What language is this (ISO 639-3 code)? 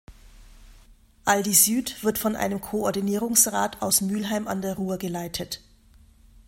deu